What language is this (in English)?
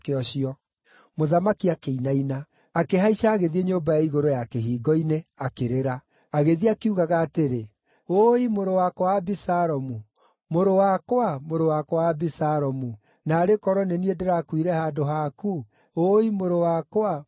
Kikuyu